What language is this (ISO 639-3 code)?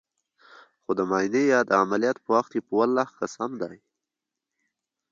pus